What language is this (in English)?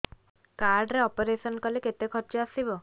Odia